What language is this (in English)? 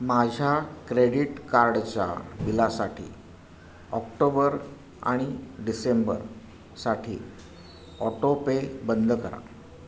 Marathi